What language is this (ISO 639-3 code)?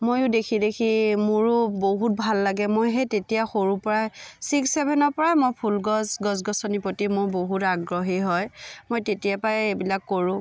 asm